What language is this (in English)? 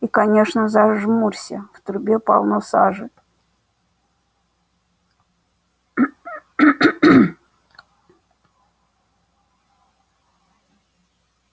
Russian